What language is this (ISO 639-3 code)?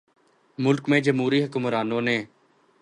urd